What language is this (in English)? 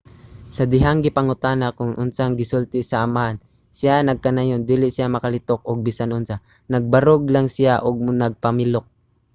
Cebuano